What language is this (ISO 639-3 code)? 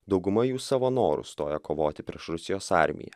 lit